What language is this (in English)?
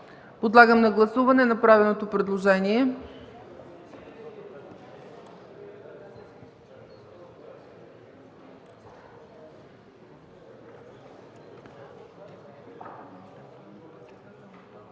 Bulgarian